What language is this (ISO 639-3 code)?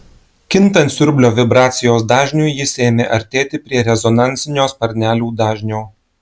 lit